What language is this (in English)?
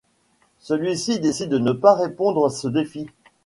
French